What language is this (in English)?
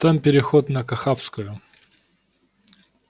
Russian